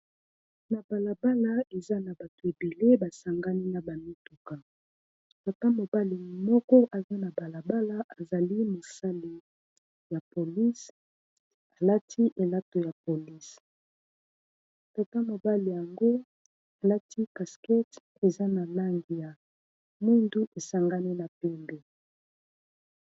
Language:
Lingala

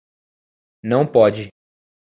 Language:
Portuguese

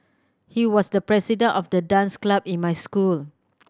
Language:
English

